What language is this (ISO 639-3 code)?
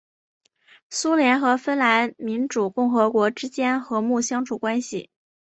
zho